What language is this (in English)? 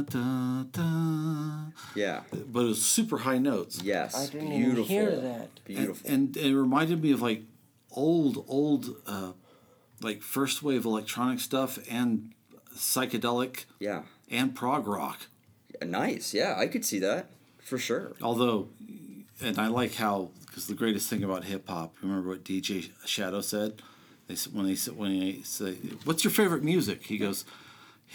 English